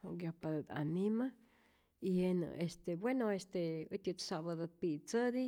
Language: Rayón Zoque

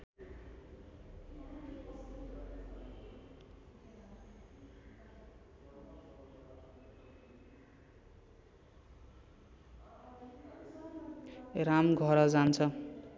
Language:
Nepali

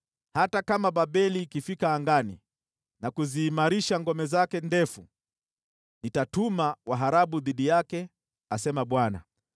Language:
Swahili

